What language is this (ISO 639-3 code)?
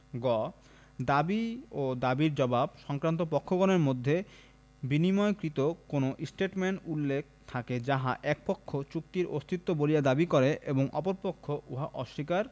ben